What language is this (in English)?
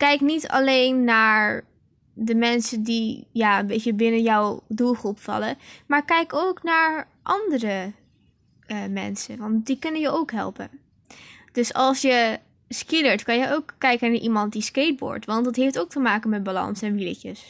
Dutch